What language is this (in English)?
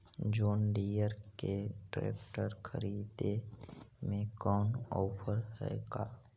Magahi